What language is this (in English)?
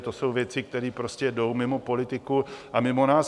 Czech